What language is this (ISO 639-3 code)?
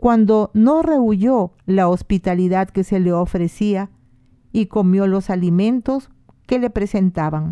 spa